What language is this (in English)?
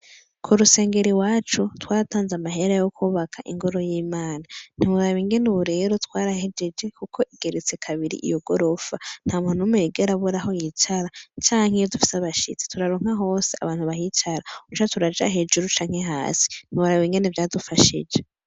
Rundi